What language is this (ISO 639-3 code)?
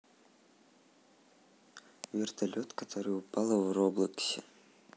rus